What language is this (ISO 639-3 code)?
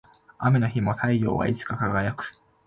jpn